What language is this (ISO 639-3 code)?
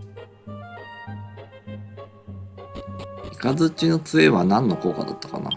jpn